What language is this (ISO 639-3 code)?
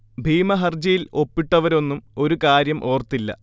mal